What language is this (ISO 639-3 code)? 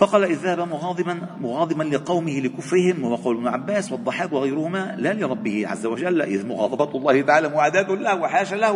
ara